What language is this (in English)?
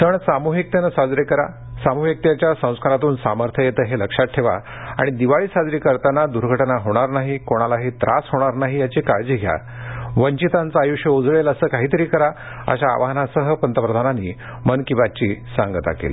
Marathi